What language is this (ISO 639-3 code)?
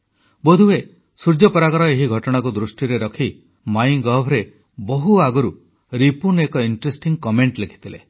ori